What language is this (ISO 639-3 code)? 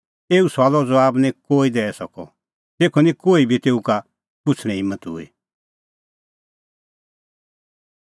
kfx